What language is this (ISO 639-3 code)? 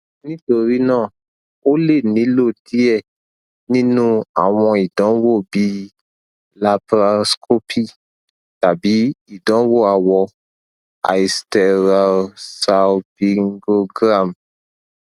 yor